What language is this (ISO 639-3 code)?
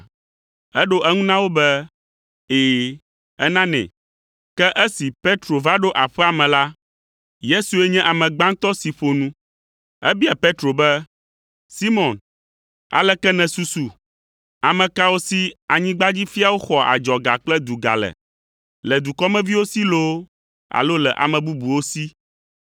ewe